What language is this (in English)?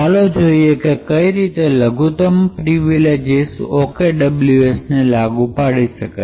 Gujarati